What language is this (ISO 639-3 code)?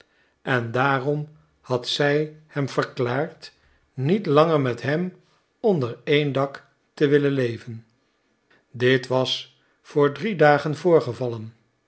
nld